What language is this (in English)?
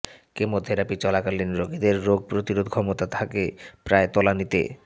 Bangla